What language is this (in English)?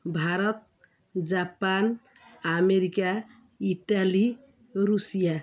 Odia